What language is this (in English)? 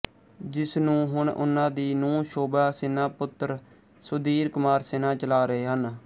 Punjabi